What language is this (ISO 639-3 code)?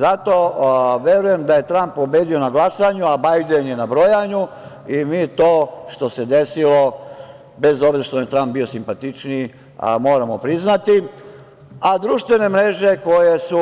srp